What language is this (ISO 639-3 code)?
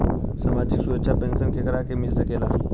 bho